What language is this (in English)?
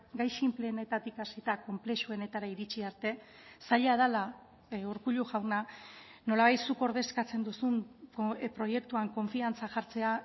Basque